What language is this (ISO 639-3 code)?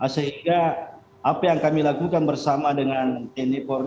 ind